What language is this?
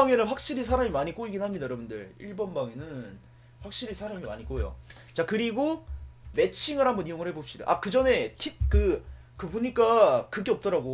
Korean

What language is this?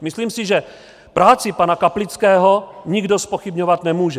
Czech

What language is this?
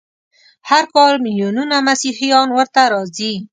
Pashto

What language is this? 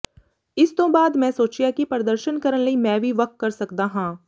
Punjabi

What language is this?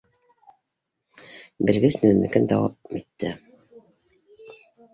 Bashkir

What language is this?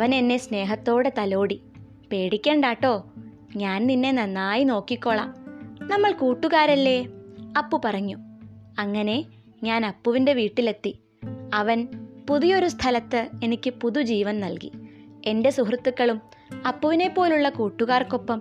Malayalam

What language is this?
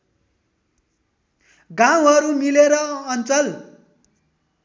Nepali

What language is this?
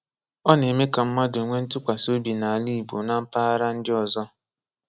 Igbo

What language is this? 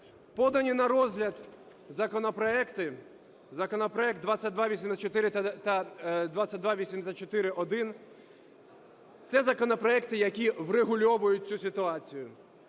Ukrainian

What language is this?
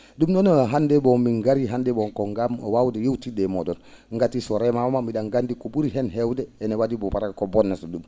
Fula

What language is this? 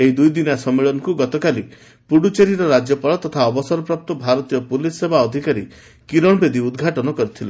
Odia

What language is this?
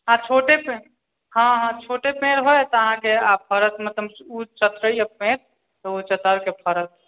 Maithili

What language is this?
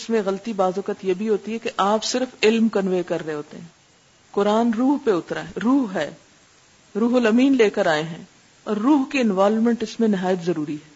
Urdu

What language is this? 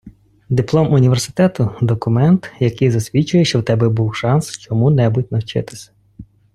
Ukrainian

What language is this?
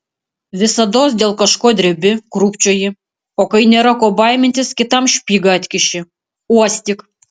Lithuanian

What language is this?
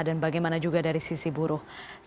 Indonesian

